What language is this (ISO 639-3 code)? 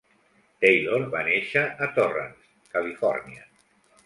cat